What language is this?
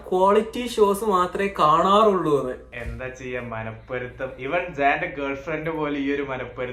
Malayalam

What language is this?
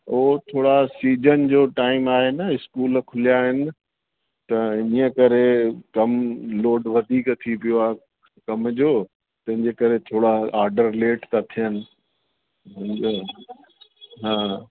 Sindhi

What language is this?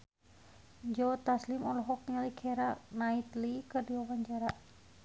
Sundanese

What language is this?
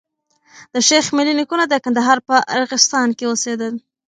Pashto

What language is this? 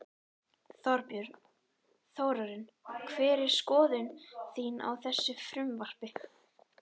Icelandic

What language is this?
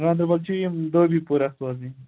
Kashmiri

